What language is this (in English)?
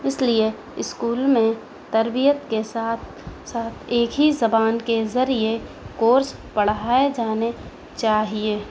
Urdu